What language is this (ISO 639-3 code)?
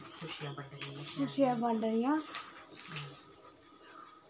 doi